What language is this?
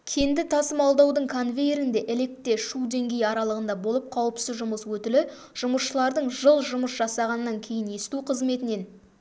Kazakh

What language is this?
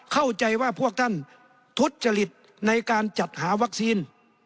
Thai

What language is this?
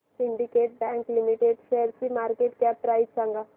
Marathi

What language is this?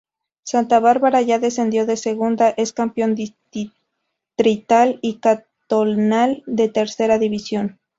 Spanish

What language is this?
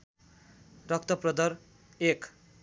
Nepali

